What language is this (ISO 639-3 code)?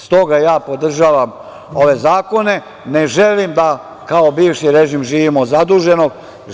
srp